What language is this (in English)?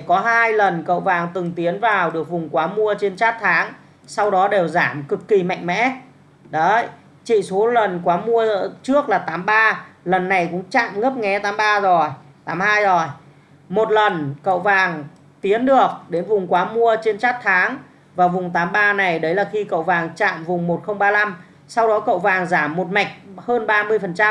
Vietnamese